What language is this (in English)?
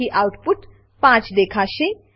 Gujarati